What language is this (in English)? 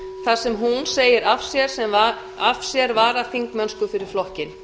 Icelandic